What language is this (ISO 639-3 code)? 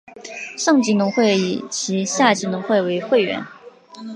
zho